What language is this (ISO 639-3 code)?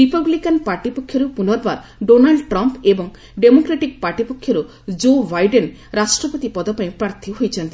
ori